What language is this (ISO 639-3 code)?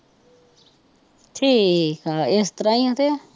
pan